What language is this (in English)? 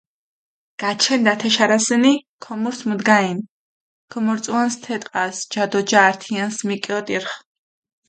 Mingrelian